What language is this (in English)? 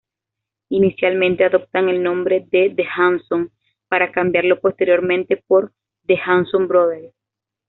Spanish